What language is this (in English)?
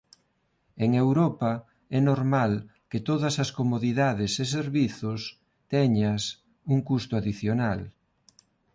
Galician